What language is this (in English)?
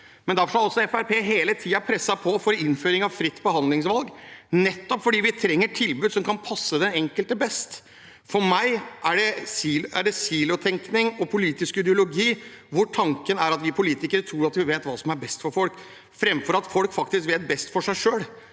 Norwegian